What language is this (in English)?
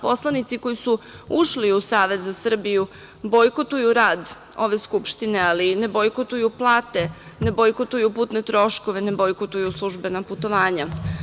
Serbian